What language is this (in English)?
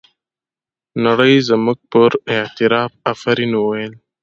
Pashto